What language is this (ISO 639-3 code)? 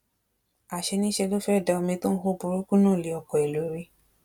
yor